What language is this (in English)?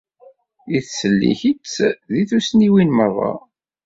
Kabyle